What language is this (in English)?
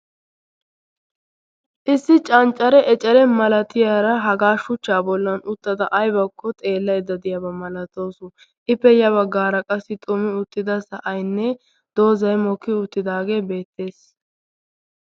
Wolaytta